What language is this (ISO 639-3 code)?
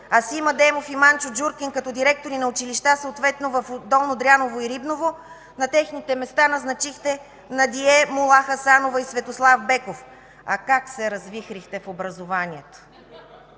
bul